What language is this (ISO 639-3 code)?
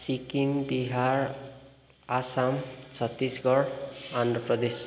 nep